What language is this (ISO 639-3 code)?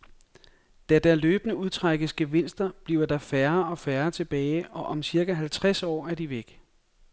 dan